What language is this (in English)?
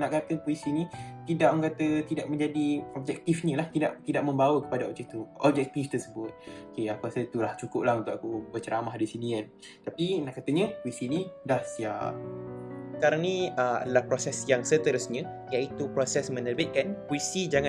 Malay